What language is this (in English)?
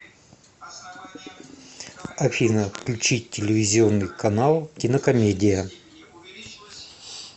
Russian